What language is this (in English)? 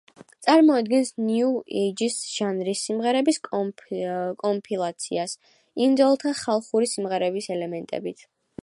Georgian